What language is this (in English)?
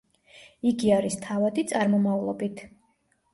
Georgian